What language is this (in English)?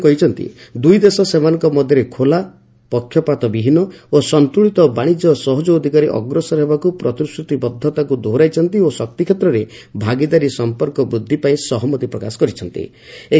Odia